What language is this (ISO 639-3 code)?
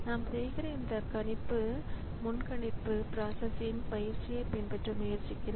tam